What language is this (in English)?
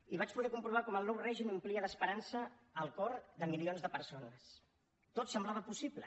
Catalan